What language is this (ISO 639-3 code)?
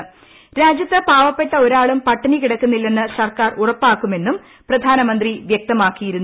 mal